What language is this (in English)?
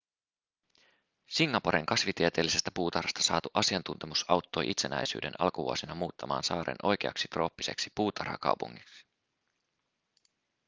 Finnish